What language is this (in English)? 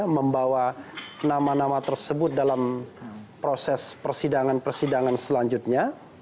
Indonesian